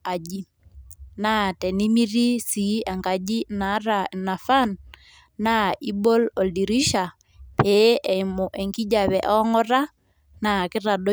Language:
Masai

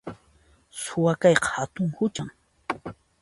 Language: Puno Quechua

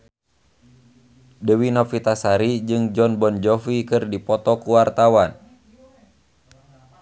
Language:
Sundanese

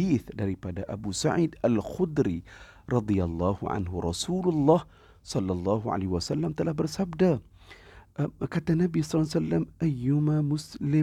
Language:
Malay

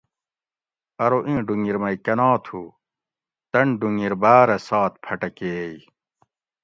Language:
Gawri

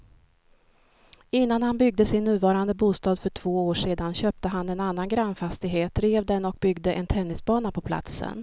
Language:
Swedish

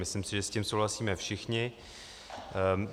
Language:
Czech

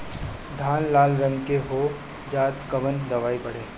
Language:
Bhojpuri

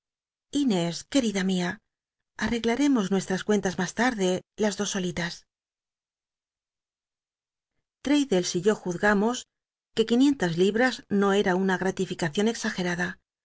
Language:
Spanish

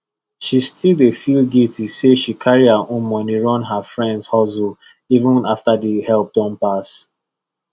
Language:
Nigerian Pidgin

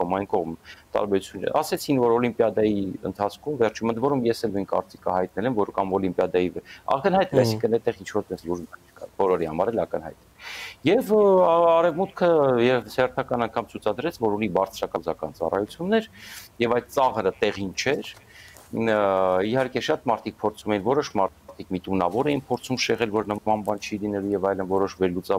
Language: Romanian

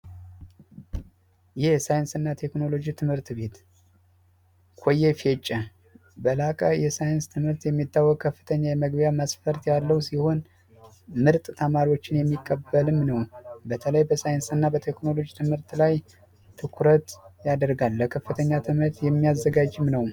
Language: Amharic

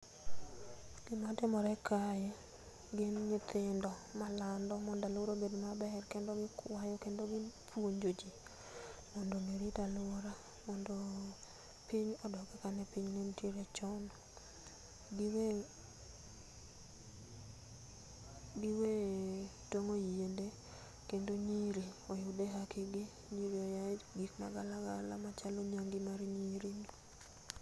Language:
Luo (Kenya and Tanzania)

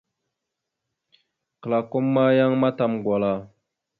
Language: Mada (Cameroon)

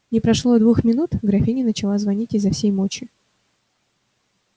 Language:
Russian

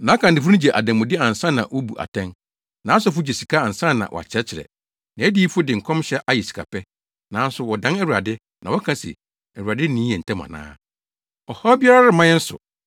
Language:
Akan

